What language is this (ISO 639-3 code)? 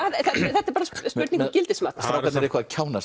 isl